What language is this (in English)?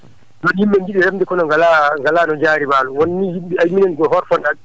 Fula